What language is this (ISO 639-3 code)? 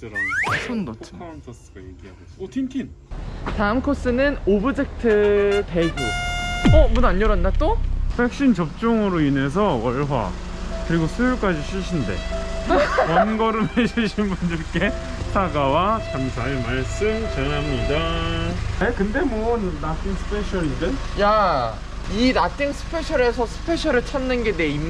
kor